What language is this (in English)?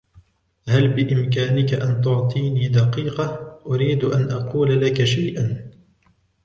Arabic